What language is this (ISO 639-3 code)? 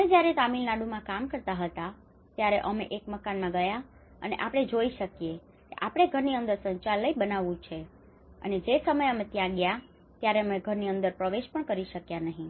guj